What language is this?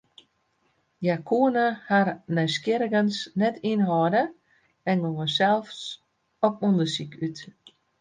Western Frisian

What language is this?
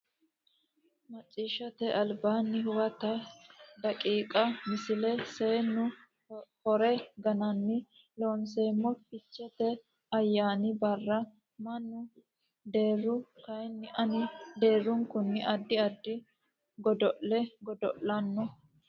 Sidamo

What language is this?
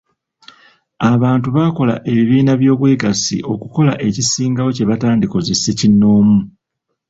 Ganda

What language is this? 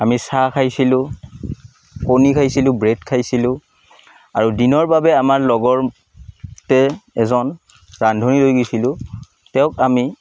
Assamese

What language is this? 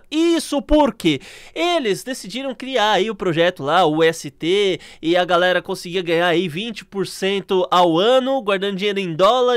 Portuguese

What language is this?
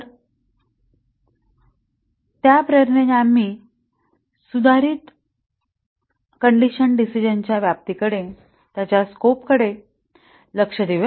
Marathi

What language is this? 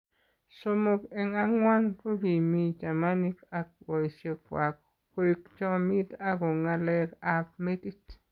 Kalenjin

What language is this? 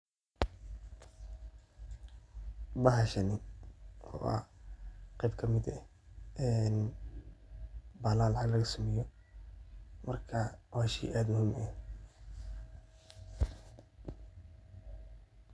Somali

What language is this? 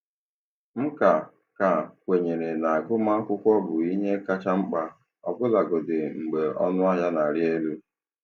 Igbo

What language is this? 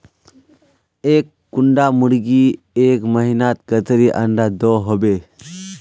Magahi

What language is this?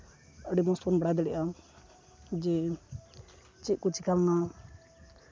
Santali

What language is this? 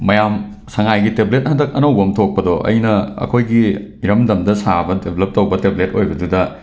Manipuri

